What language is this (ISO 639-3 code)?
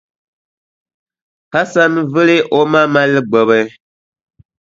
dag